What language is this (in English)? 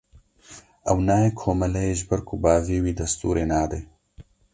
Kurdish